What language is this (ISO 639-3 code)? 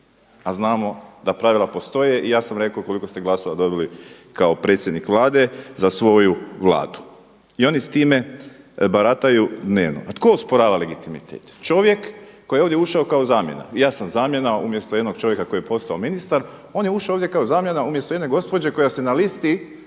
hrv